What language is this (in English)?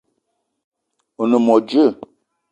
Eton (Cameroon)